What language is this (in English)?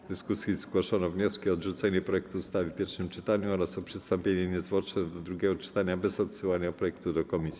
Polish